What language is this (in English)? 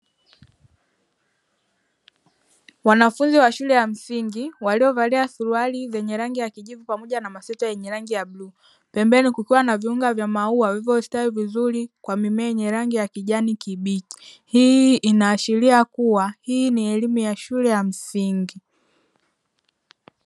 Swahili